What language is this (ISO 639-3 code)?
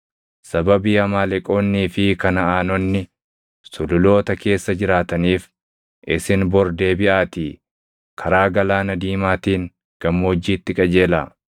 orm